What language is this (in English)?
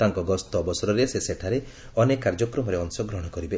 Odia